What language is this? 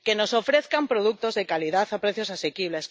Spanish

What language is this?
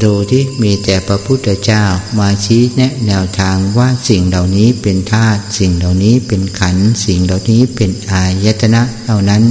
Thai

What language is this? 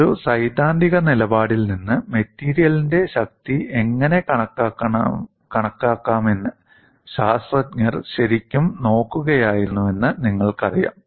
Malayalam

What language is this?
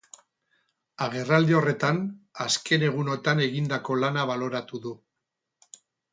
Basque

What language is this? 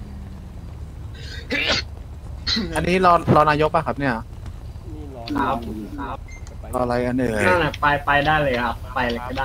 Thai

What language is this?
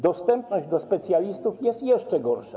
Polish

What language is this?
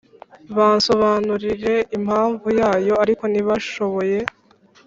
Kinyarwanda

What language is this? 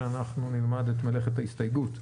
Hebrew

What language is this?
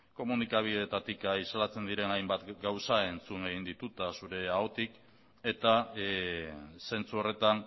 Basque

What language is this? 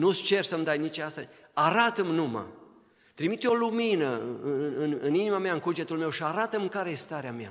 Romanian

